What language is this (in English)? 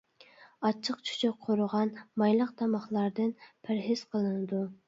Uyghur